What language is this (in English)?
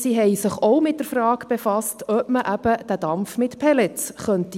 Swiss German